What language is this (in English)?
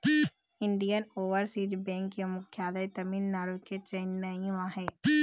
Chhattisgarhi